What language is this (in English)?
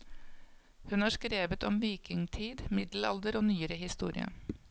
Norwegian